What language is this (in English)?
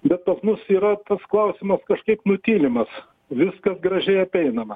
Lithuanian